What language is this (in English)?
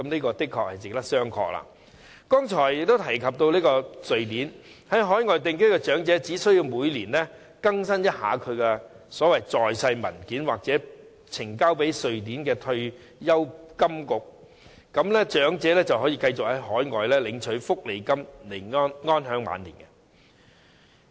Cantonese